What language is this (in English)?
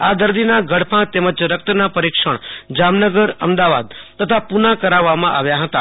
Gujarati